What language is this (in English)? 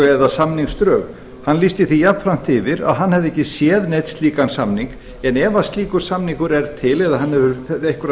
Icelandic